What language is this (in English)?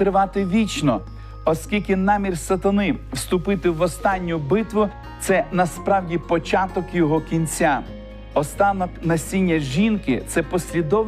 Ukrainian